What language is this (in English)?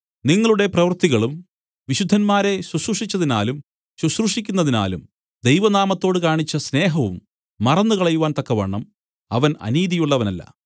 Malayalam